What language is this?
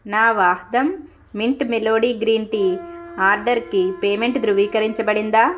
Telugu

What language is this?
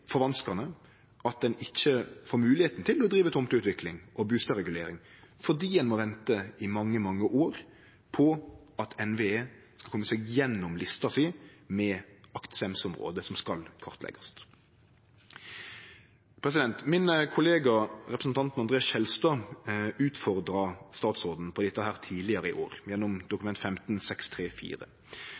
Norwegian Nynorsk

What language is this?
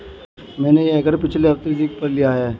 Hindi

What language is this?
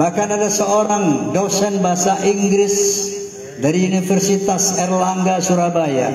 Indonesian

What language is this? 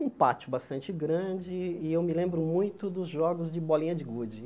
Portuguese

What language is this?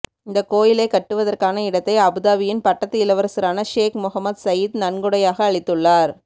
Tamil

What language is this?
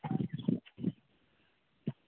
Manipuri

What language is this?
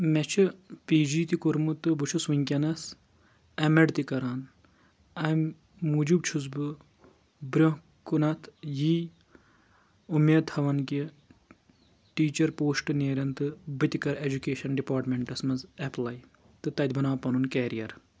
Kashmiri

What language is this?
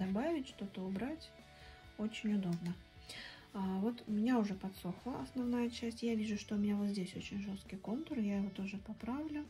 Russian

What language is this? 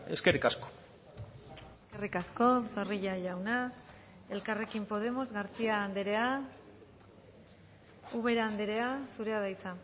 Basque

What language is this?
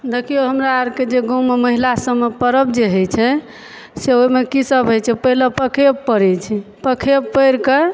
Maithili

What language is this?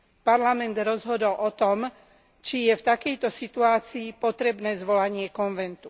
Slovak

